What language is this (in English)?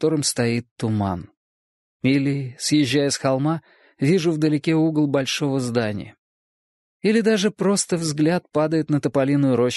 Russian